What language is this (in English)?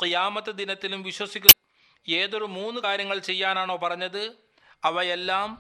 Malayalam